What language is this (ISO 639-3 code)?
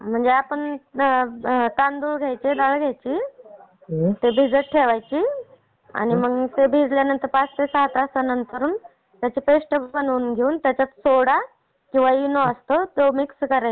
mar